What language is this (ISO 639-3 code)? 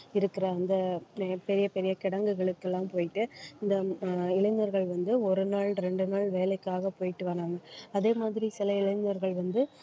tam